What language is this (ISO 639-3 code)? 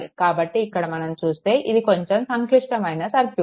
tel